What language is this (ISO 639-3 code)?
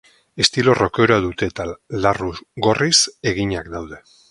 eus